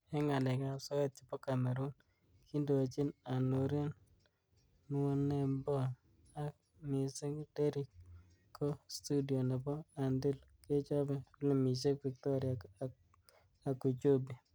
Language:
Kalenjin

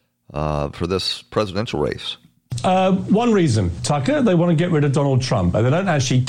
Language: English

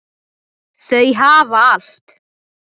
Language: Icelandic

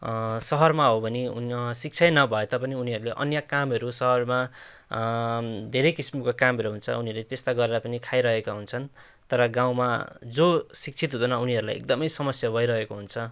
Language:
Nepali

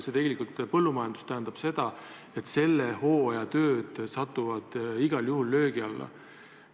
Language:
Estonian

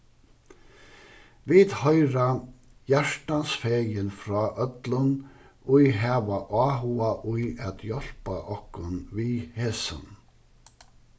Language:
Faroese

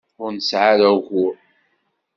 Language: Kabyle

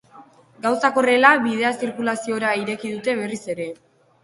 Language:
Basque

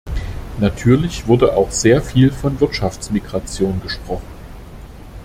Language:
German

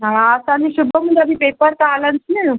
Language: Sindhi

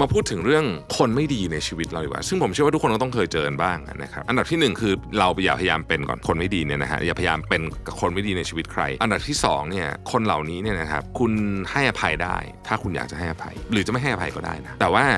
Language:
Thai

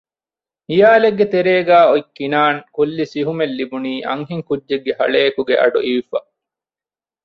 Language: Divehi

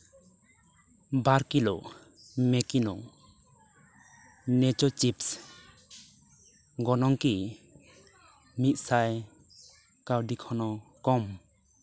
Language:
Santali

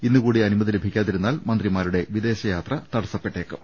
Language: Malayalam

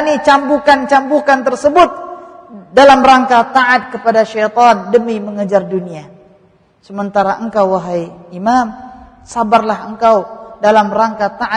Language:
Malay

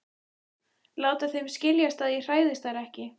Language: Icelandic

